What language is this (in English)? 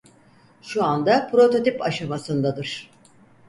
Turkish